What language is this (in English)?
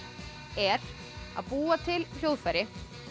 Icelandic